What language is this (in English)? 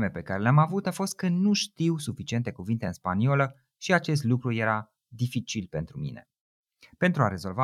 Romanian